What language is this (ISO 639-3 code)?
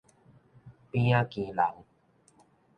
nan